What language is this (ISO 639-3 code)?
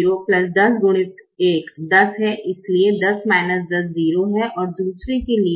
hin